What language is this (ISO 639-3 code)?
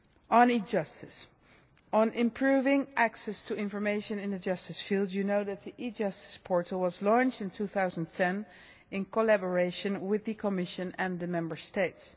eng